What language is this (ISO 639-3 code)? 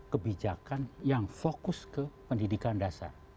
ind